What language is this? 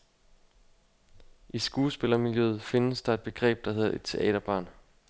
Danish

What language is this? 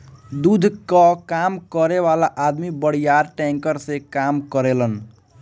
Bhojpuri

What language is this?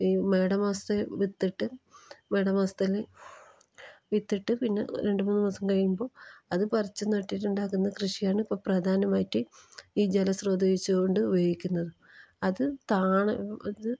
Malayalam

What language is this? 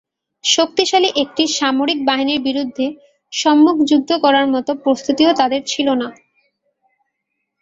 Bangla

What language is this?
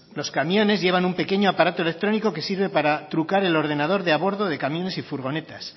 Spanish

